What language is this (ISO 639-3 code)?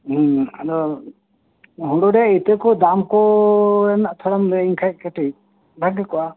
sat